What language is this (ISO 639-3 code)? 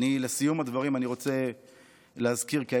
heb